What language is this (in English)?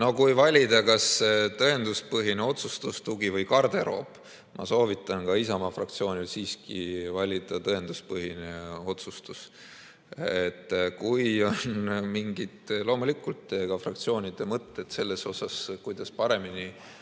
Estonian